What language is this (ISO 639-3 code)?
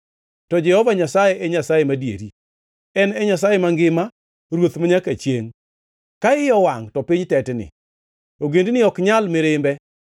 luo